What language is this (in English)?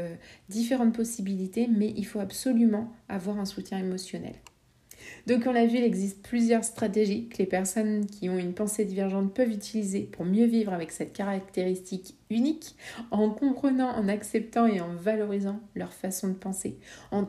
French